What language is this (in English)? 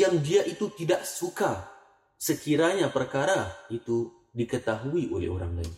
Malay